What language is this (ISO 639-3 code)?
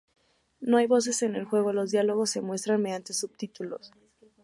spa